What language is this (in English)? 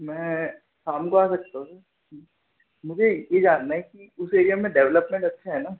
Hindi